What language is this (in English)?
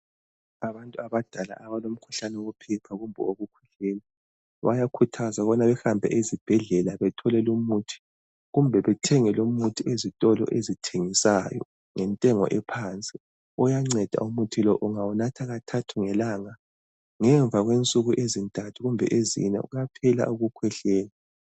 North Ndebele